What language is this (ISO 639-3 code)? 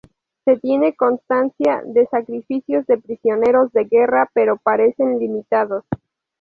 spa